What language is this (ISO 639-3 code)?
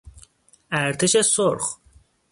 fas